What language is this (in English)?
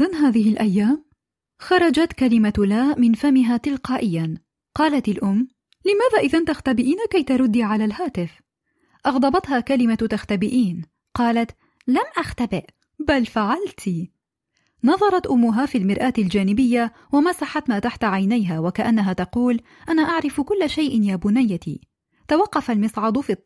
Arabic